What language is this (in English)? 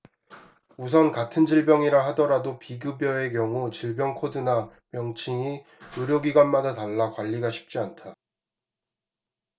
Korean